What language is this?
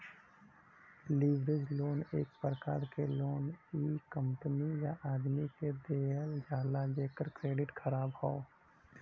Bhojpuri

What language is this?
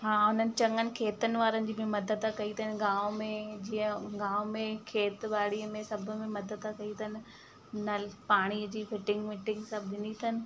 Sindhi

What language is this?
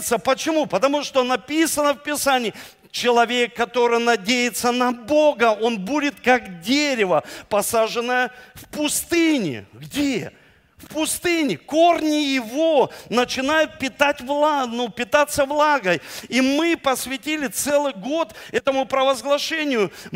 Russian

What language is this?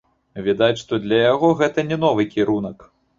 Belarusian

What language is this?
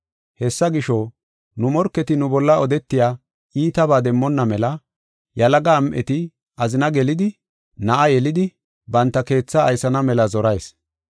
Gofa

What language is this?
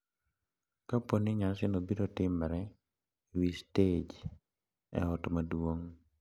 Luo (Kenya and Tanzania)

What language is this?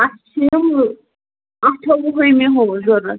Kashmiri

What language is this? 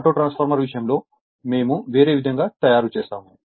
Telugu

